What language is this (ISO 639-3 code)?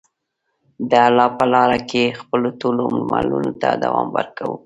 pus